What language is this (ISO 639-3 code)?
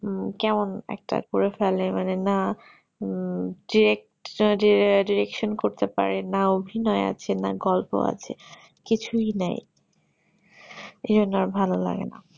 ben